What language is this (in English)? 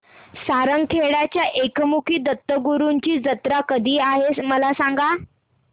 Marathi